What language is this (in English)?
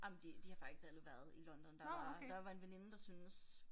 Danish